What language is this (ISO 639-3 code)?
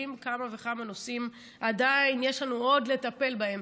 heb